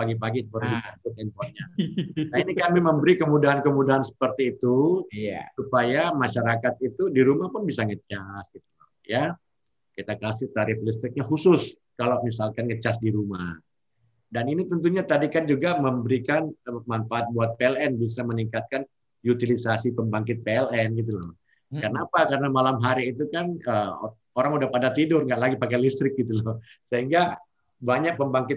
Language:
Indonesian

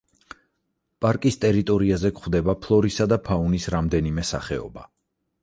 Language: Georgian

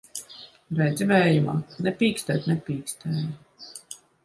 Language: Latvian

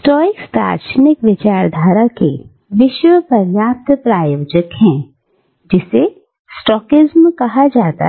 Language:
Hindi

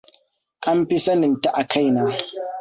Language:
Hausa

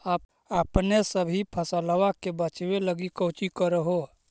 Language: Magahi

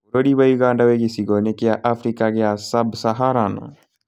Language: Kikuyu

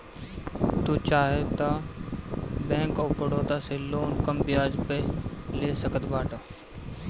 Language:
Bhojpuri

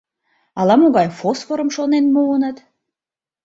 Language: Mari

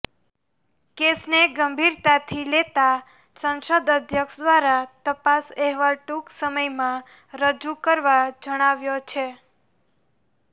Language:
Gujarati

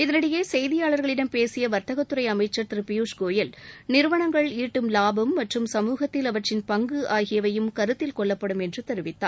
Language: Tamil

